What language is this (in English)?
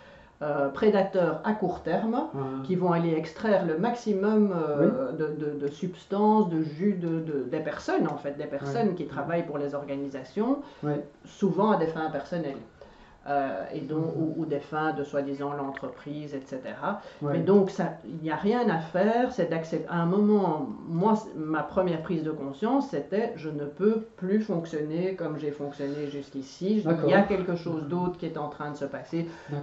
French